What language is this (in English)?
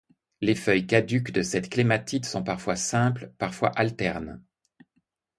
French